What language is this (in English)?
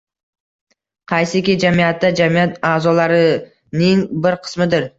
Uzbek